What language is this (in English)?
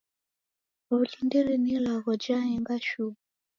Taita